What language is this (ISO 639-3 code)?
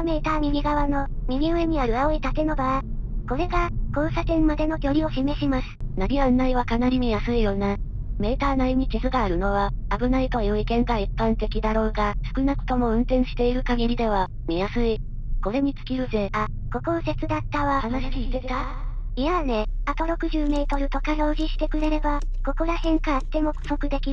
jpn